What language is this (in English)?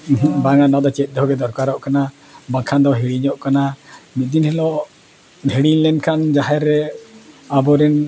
Santali